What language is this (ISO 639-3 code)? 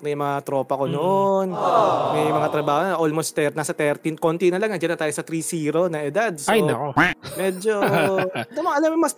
fil